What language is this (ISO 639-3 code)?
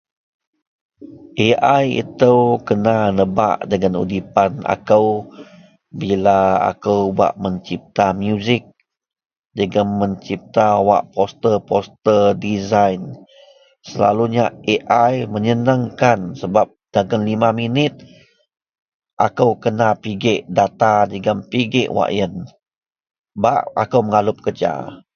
mel